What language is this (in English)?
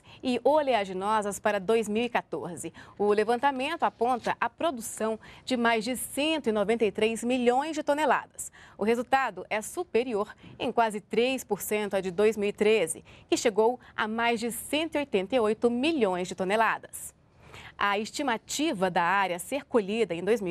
Portuguese